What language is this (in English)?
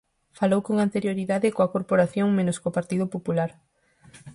Galician